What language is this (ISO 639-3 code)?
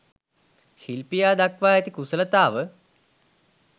sin